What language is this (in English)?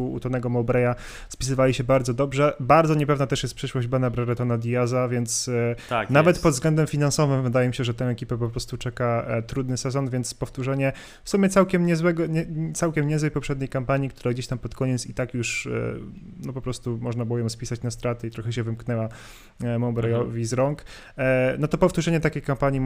Polish